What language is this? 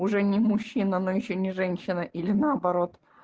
Russian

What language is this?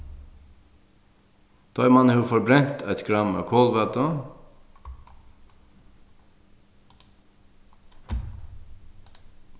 Faroese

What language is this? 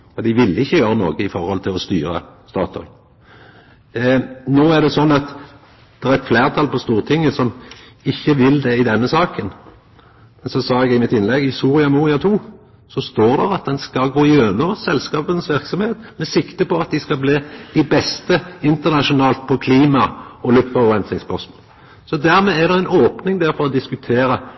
Norwegian Nynorsk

